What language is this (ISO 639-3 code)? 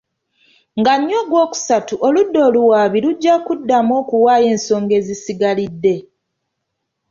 lug